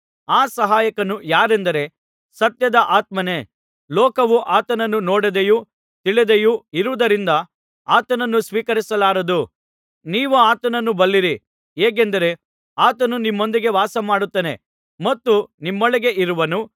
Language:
Kannada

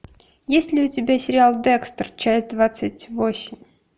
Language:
Russian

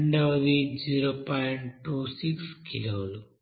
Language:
Telugu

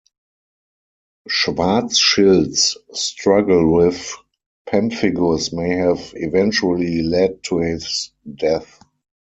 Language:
English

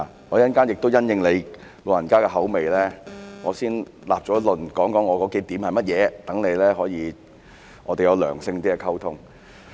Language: Cantonese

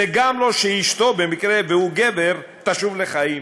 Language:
Hebrew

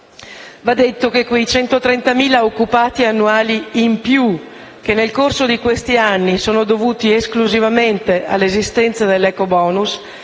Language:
Italian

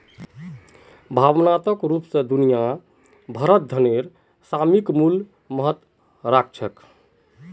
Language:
Magahi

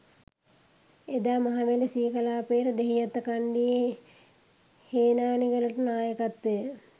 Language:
Sinhala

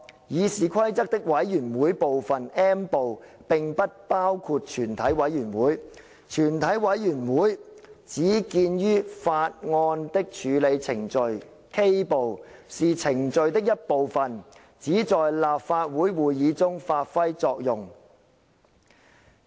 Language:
Cantonese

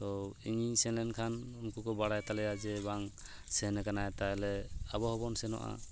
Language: Santali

